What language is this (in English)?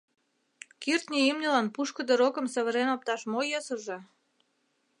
Mari